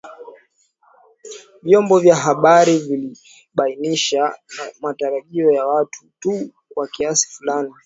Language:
Swahili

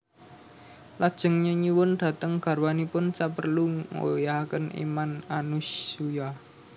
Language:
Javanese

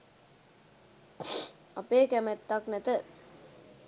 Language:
Sinhala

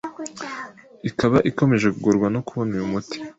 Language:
Kinyarwanda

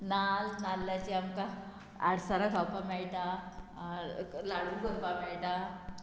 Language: Konkani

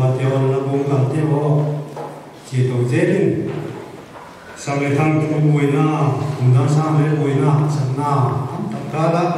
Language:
Arabic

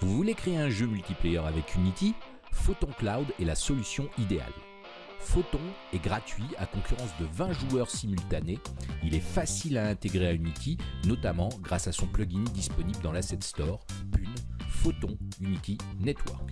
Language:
French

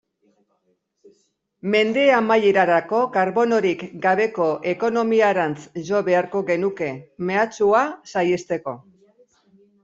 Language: Basque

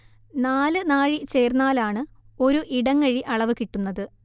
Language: Malayalam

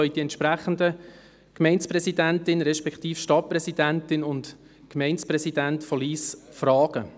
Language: Swiss German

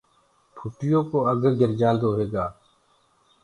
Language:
Gurgula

